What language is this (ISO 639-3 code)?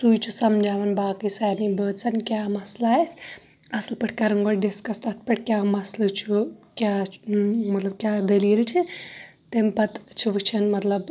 kas